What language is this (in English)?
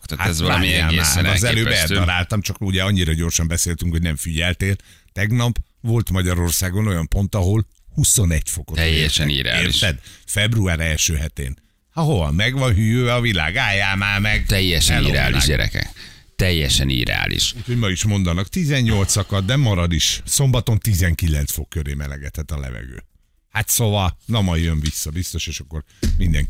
Hungarian